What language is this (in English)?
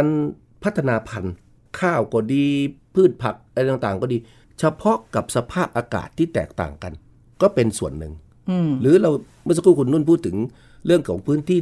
Thai